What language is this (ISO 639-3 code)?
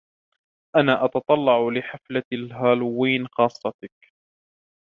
ara